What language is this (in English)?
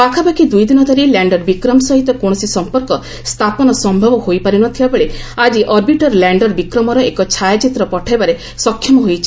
Odia